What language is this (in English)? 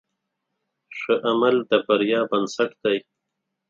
Pashto